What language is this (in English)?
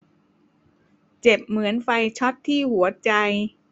Thai